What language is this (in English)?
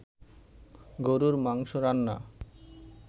Bangla